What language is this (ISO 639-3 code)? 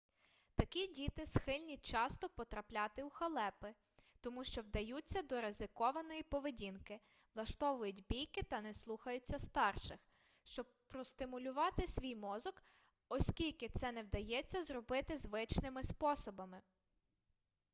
ukr